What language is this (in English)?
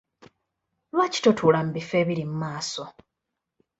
Ganda